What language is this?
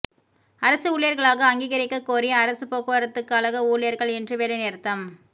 Tamil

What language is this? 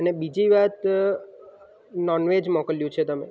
Gujarati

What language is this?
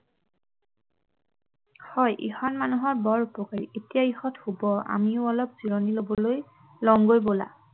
Assamese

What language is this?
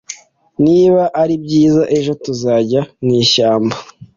Kinyarwanda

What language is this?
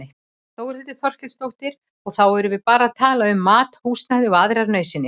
Icelandic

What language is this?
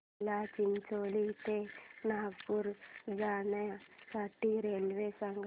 Marathi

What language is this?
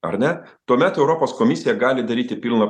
Lithuanian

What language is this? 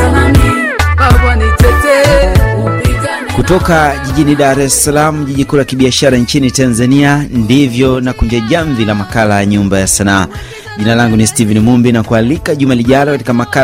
Swahili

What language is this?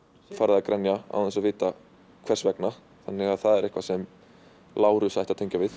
Icelandic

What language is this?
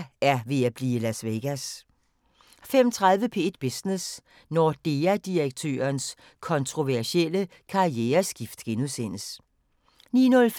Danish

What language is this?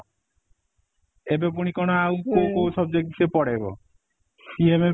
Odia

